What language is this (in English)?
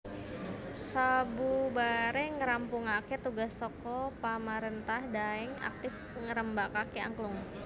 Javanese